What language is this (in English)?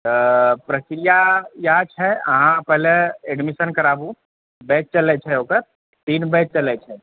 Maithili